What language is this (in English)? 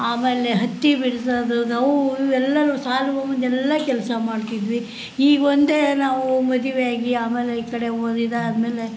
Kannada